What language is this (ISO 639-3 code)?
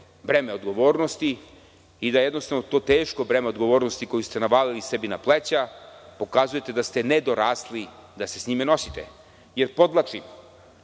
srp